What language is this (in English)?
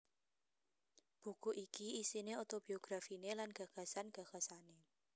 Javanese